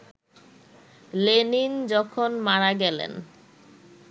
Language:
Bangla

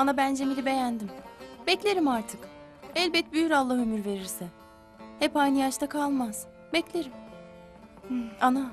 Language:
Turkish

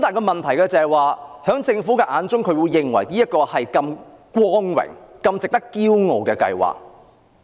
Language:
Cantonese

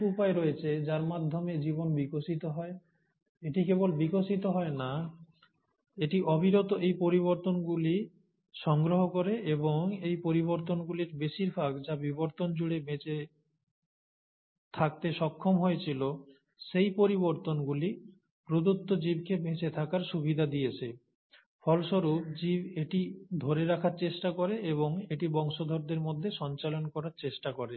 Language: Bangla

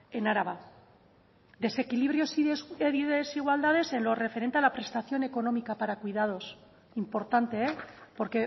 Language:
Spanish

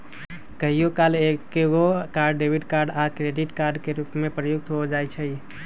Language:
Magahi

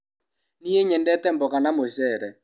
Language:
Kikuyu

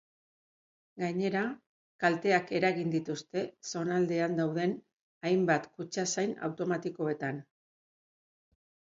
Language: Basque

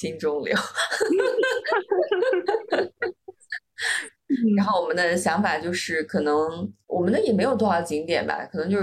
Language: Chinese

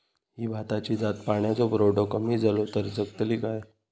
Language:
Marathi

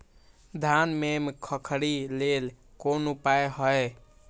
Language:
Maithili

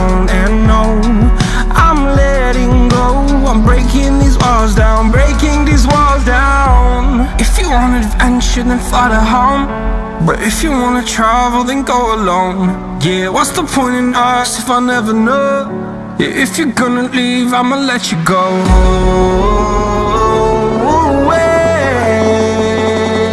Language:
English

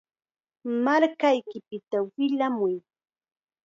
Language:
Chiquián Ancash Quechua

